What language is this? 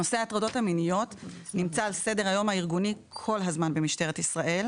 Hebrew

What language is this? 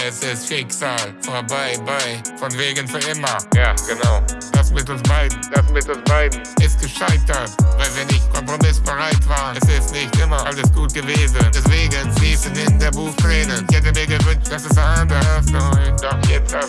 German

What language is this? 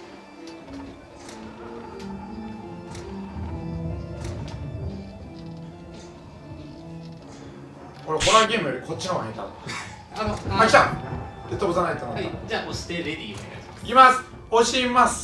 Japanese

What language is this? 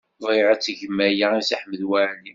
Kabyle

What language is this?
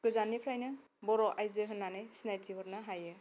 Bodo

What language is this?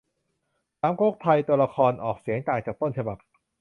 Thai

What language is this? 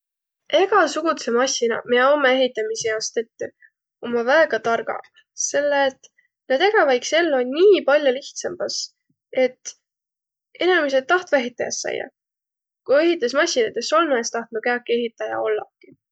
Võro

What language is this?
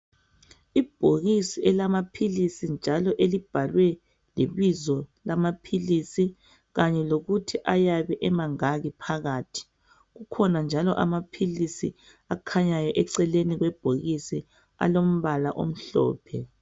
North Ndebele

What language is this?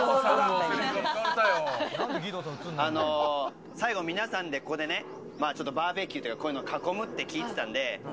Japanese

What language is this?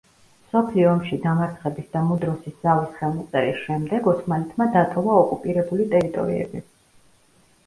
Georgian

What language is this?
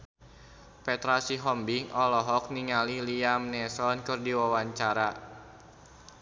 Sundanese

